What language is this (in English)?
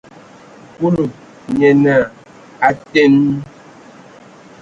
Ewondo